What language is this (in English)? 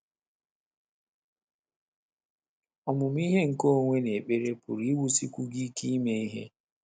Igbo